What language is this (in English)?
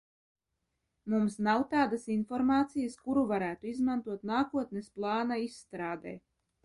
Latvian